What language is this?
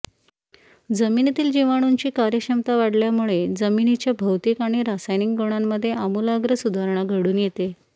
Marathi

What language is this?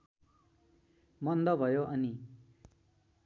Nepali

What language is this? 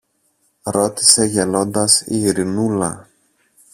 Greek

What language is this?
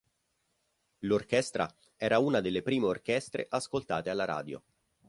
Italian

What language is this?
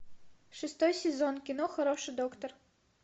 Russian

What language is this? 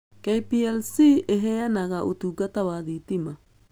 Kikuyu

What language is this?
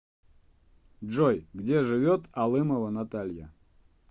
Russian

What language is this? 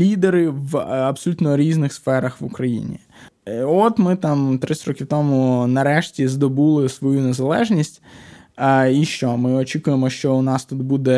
Ukrainian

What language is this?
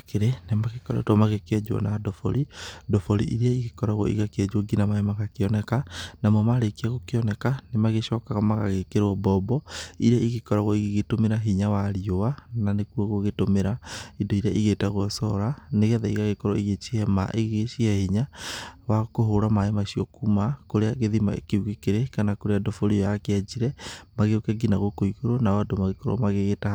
Kikuyu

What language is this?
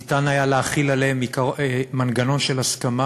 Hebrew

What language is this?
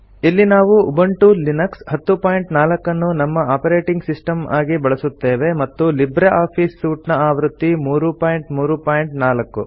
Kannada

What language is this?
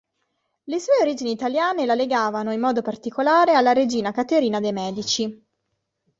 Italian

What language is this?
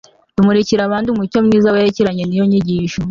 Kinyarwanda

